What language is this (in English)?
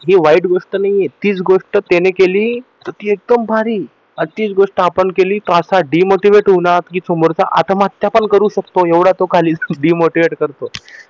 Marathi